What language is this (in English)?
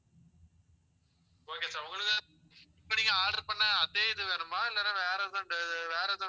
Tamil